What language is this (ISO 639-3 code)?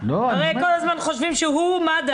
heb